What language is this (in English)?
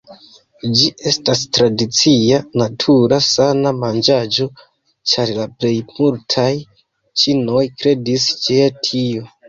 Esperanto